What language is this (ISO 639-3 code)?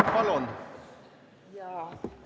est